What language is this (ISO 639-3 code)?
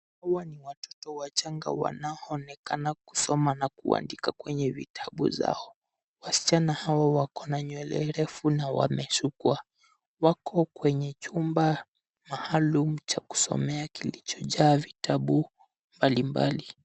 swa